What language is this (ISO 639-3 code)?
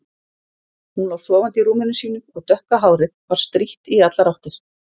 isl